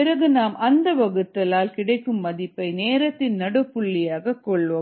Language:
Tamil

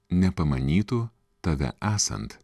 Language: Lithuanian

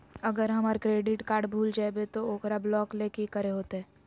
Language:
Magahi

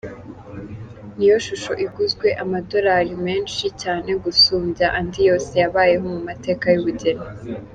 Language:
Kinyarwanda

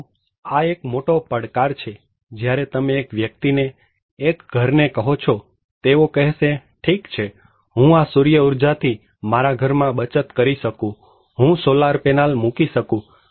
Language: Gujarati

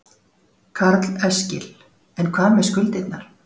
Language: Icelandic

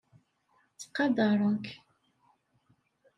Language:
Kabyle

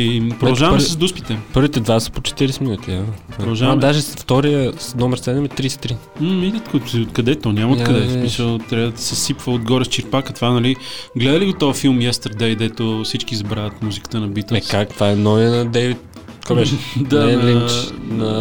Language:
Bulgarian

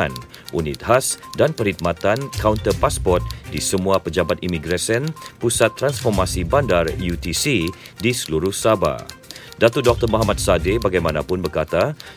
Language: Malay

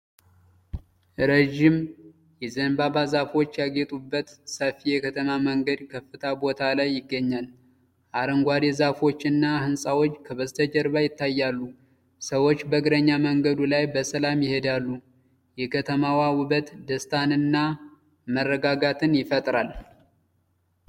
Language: Amharic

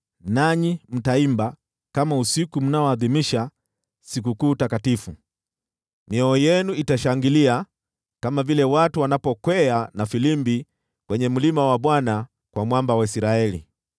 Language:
Swahili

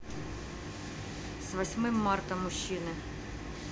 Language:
Russian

